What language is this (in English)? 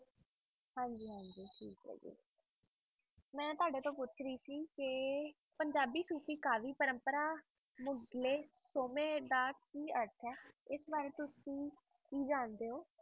Punjabi